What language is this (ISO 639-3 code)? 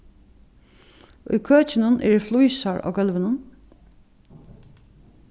fao